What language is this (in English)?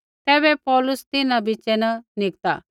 Kullu Pahari